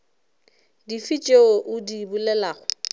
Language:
Northern Sotho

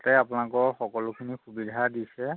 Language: Assamese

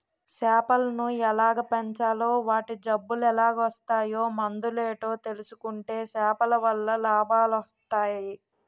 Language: Telugu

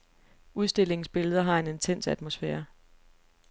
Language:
Danish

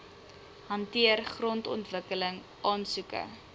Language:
Afrikaans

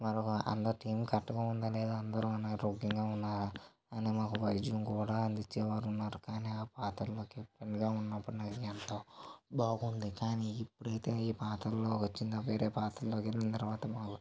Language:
Telugu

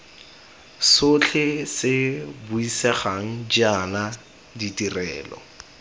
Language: Tswana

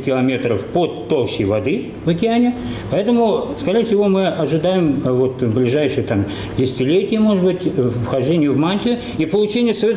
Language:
Russian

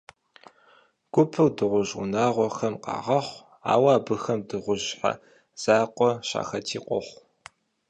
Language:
Kabardian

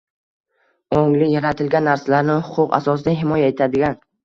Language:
Uzbek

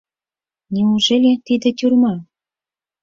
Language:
Mari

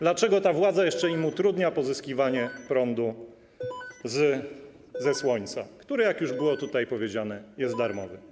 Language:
Polish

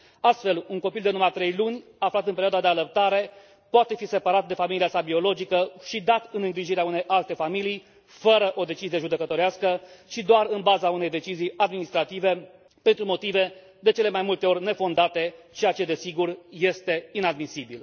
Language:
Romanian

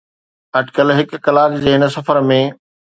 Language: Sindhi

